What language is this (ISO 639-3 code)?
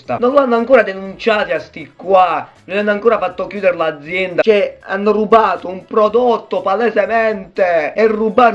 ita